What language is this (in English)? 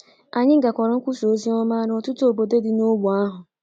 Igbo